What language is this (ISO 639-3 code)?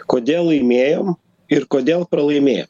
lit